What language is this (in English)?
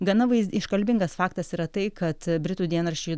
Lithuanian